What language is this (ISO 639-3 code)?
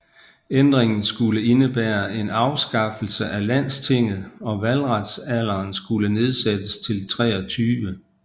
dan